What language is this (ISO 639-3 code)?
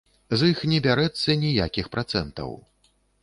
bel